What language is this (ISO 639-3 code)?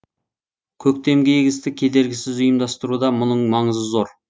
kaz